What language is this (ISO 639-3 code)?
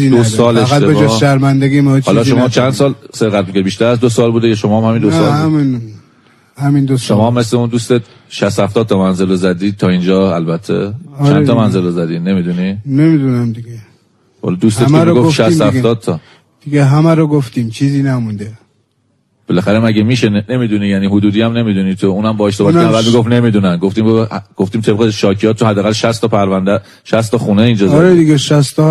fas